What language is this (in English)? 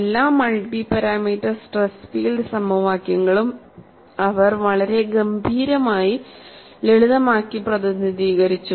Malayalam